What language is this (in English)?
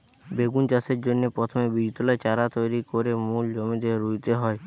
Bangla